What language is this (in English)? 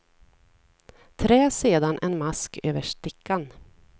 Swedish